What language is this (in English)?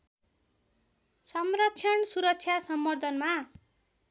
Nepali